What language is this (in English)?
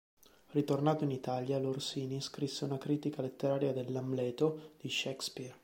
Italian